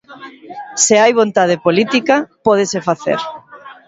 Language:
Galician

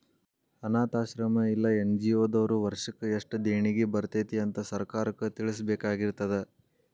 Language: Kannada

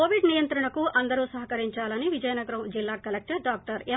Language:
Telugu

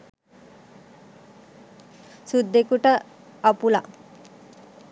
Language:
Sinhala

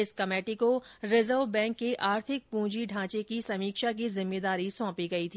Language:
Hindi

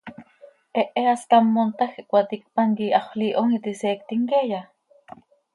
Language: Seri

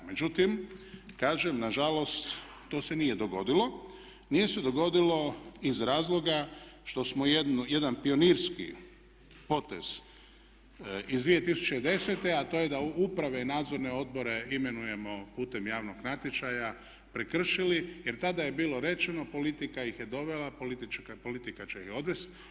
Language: Croatian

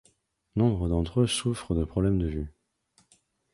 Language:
French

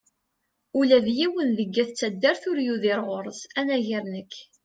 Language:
Kabyle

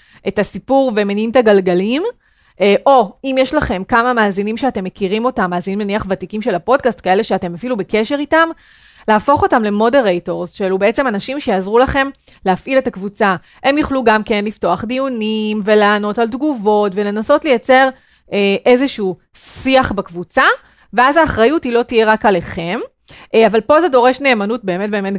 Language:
Hebrew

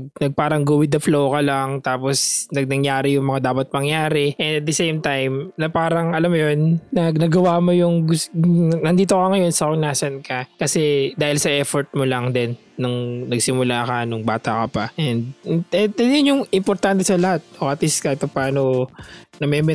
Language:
Filipino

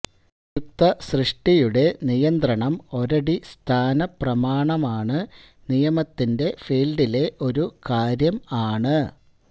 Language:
Malayalam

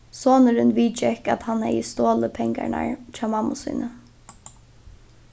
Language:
Faroese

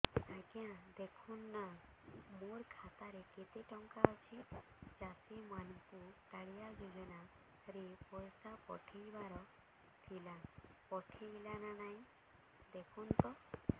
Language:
Odia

